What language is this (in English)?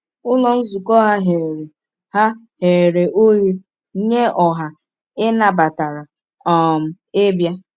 Igbo